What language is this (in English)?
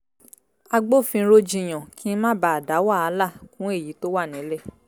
Yoruba